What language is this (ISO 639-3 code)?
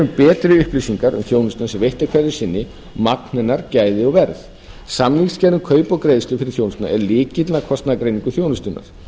isl